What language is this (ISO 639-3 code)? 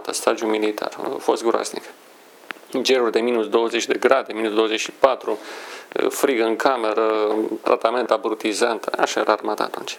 ron